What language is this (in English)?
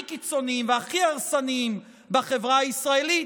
Hebrew